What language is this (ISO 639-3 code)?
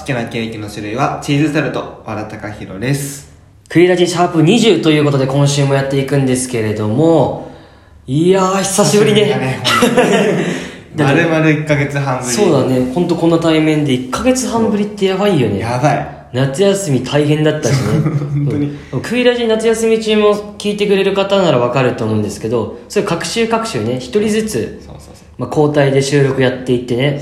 jpn